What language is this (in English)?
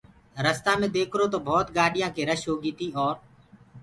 Gurgula